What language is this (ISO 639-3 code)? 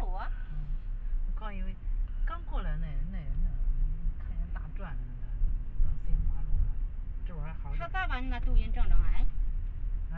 zho